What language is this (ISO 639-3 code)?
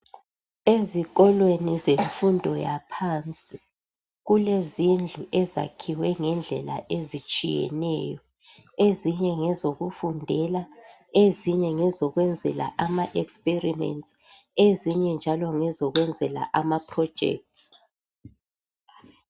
nde